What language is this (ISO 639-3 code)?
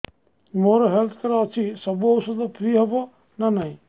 ori